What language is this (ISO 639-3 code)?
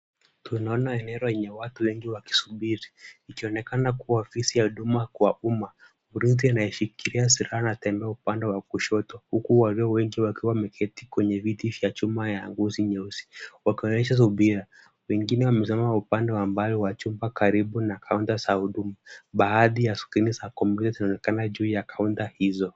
swa